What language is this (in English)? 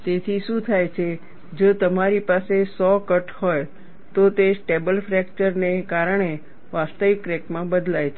Gujarati